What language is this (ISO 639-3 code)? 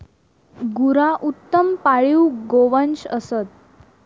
mar